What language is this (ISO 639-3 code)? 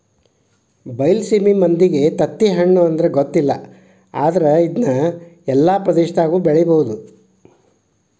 kan